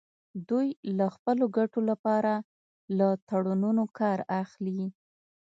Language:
Pashto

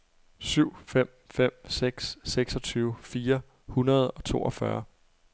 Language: Danish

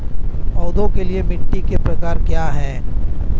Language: Hindi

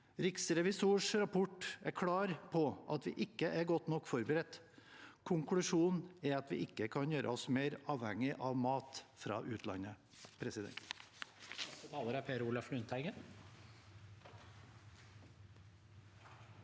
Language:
Norwegian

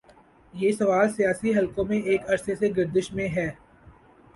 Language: Urdu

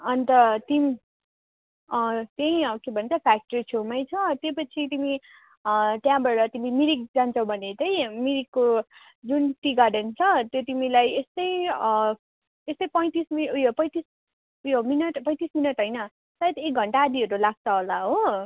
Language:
Nepali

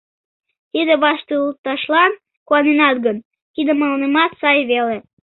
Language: Mari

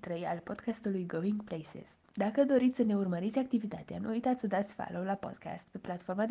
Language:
Romanian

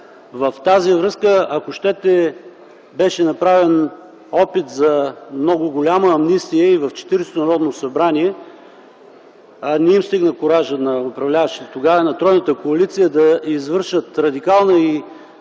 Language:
Bulgarian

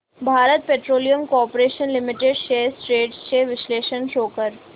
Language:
Marathi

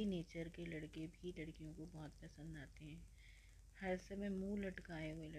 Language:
Hindi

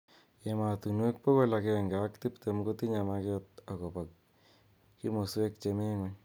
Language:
Kalenjin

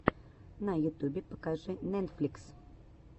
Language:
Russian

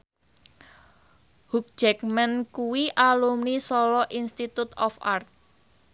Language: Javanese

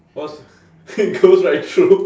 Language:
English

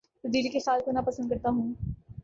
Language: Urdu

